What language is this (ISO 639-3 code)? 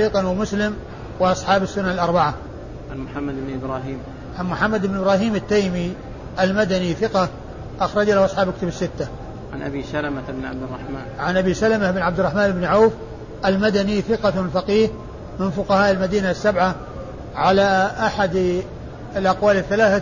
ara